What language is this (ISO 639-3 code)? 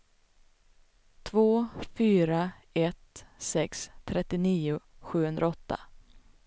swe